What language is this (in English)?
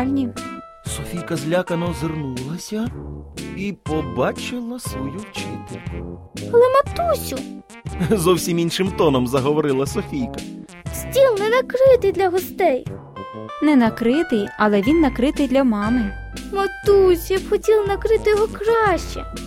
Ukrainian